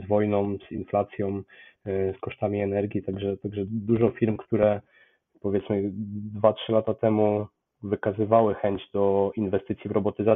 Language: Polish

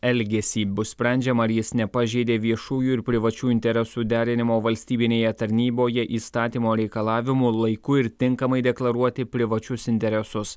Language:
Lithuanian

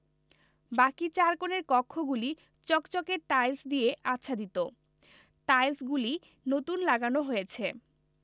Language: Bangla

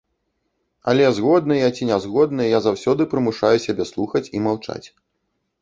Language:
Belarusian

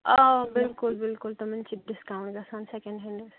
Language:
Kashmiri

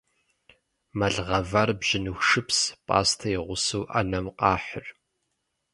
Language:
Kabardian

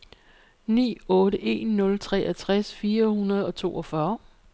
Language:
Danish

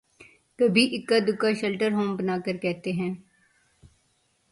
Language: Urdu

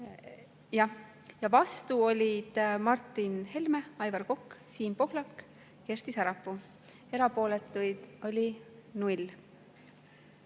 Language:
Estonian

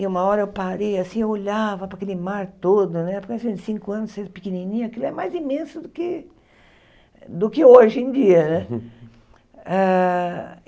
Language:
Portuguese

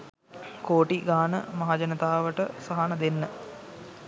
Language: Sinhala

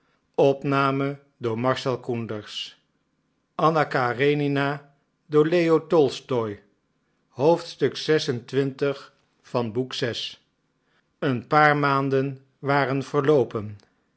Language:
Dutch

